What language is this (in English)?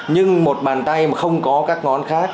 Vietnamese